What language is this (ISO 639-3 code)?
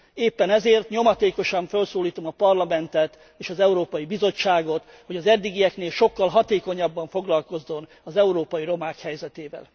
hun